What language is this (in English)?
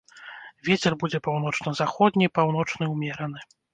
Belarusian